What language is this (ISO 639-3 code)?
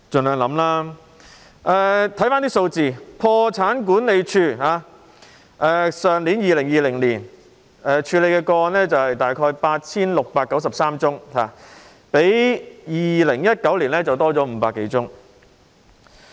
yue